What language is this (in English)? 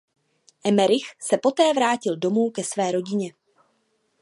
Czech